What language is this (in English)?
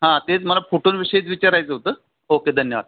Marathi